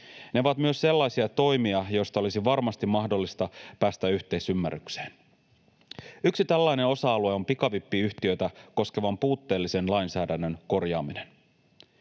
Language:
Finnish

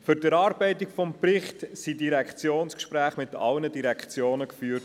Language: Swiss German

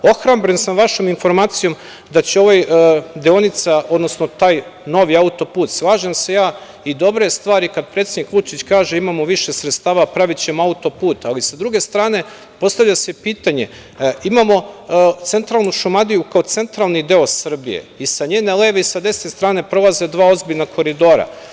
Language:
Serbian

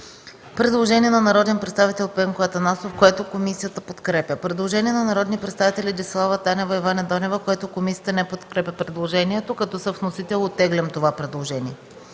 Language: Bulgarian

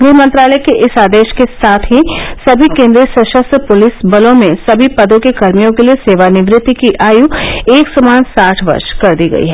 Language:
Hindi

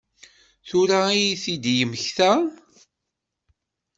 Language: Kabyle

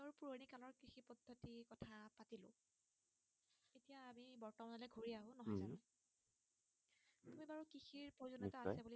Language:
Assamese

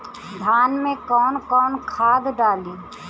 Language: Bhojpuri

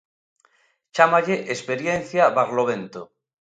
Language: Galician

